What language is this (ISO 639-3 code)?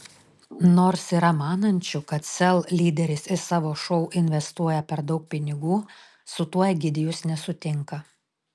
lit